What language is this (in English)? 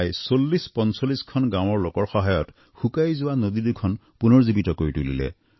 Assamese